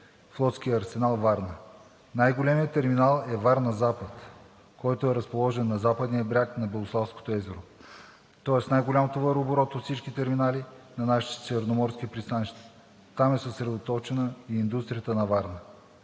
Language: Bulgarian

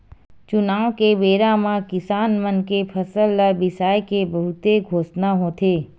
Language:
Chhattisgarhi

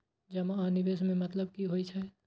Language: Maithili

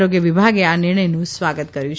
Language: Gujarati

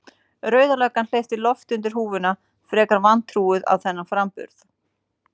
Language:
Icelandic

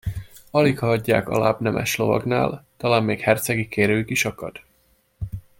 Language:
Hungarian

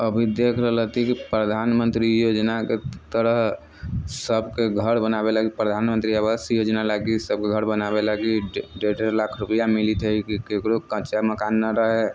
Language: Maithili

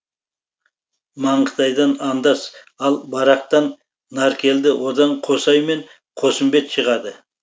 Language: Kazakh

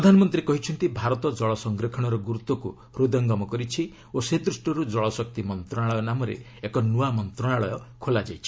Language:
Odia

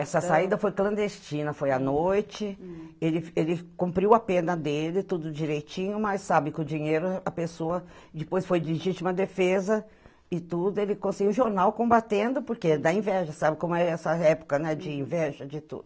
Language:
Portuguese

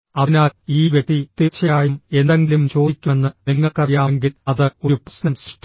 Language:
Malayalam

